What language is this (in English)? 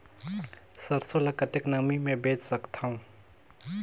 Chhattisgarhi